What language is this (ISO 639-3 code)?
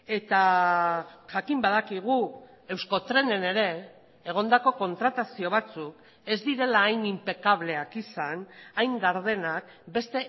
eus